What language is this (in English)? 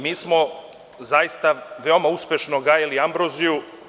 Serbian